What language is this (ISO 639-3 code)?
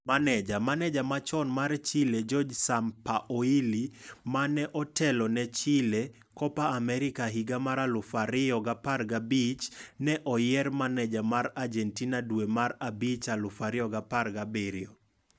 luo